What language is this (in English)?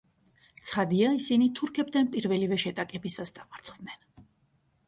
Georgian